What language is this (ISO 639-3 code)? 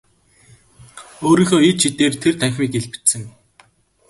mon